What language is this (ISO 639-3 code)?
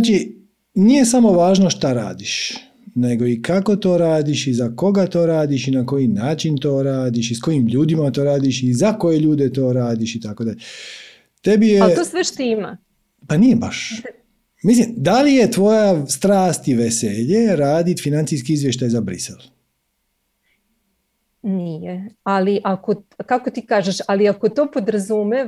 hrv